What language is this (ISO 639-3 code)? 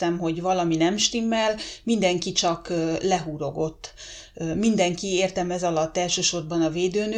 hun